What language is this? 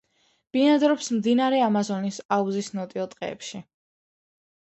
Georgian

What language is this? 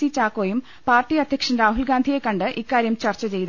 Malayalam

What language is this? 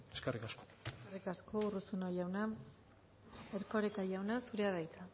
Basque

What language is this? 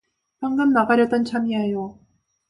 Korean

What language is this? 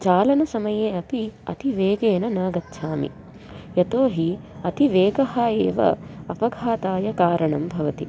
Sanskrit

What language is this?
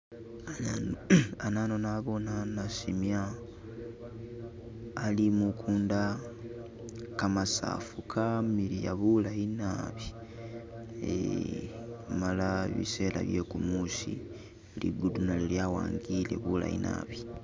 Masaaba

